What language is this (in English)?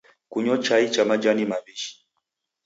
Taita